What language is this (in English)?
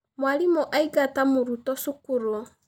Kikuyu